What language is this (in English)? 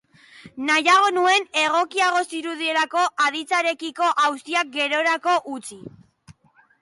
Basque